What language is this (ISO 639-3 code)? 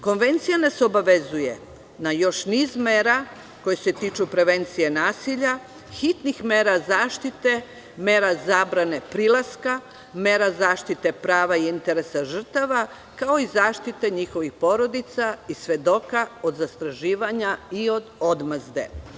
srp